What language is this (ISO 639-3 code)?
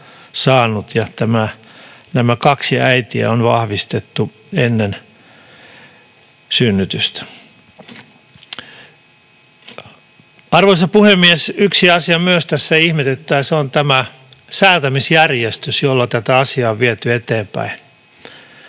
fin